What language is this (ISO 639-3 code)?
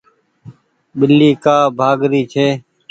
gig